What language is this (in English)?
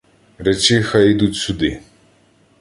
Ukrainian